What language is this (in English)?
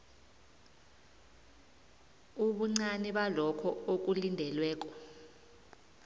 South Ndebele